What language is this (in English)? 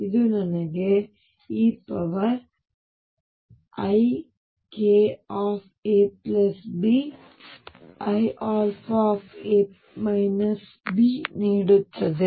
Kannada